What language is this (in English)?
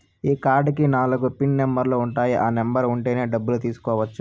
Telugu